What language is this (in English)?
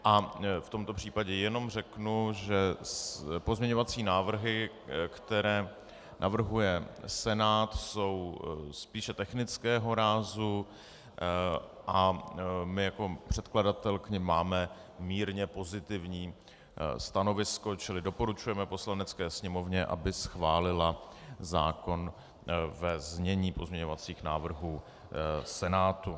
Czech